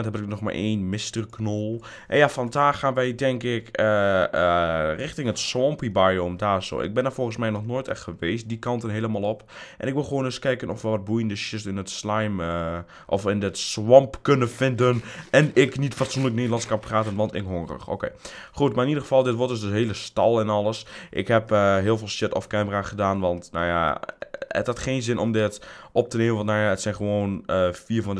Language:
Dutch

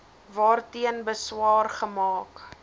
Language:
Afrikaans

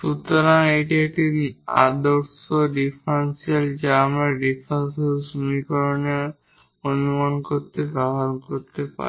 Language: Bangla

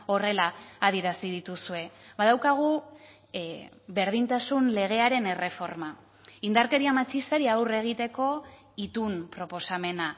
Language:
Basque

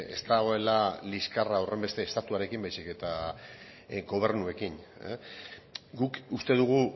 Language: Basque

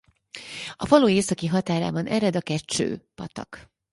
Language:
Hungarian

